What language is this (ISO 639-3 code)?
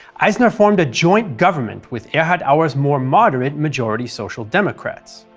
eng